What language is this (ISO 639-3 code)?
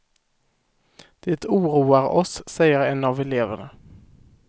swe